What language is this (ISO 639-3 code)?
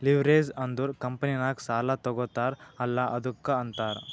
kan